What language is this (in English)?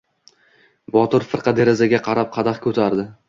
Uzbek